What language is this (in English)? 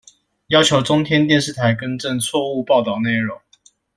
Chinese